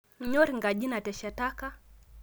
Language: Masai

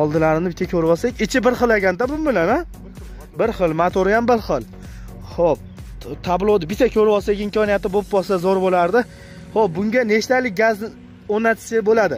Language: Turkish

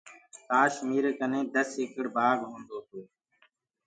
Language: Gurgula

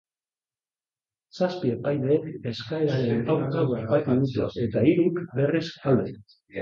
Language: Basque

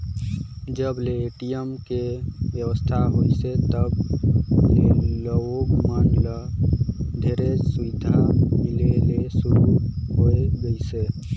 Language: Chhattisgarhi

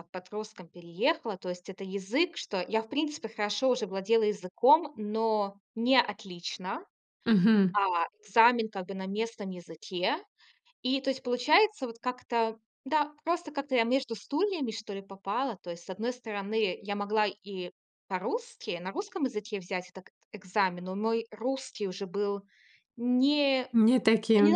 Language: Russian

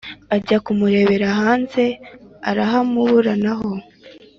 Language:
Kinyarwanda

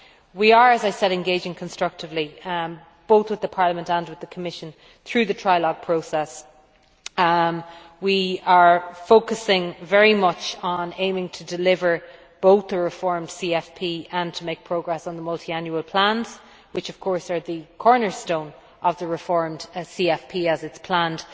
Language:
English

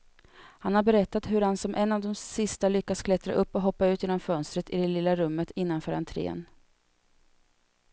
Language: Swedish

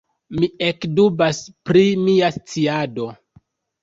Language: Esperanto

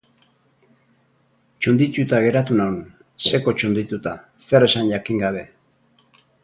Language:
Basque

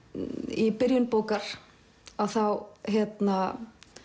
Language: Icelandic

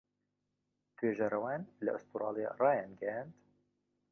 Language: Central Kurdish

